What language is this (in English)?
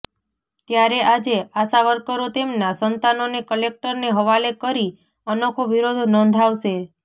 Gujarati